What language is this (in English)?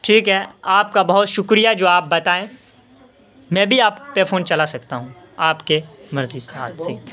Urdu